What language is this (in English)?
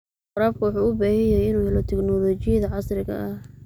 Somali